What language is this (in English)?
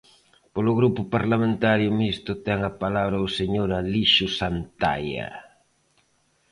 Galician